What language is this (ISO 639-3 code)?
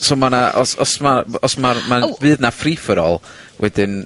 cym